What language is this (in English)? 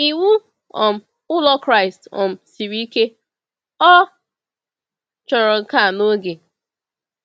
Igbo